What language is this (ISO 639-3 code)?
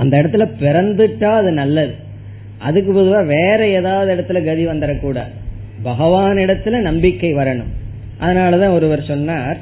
tam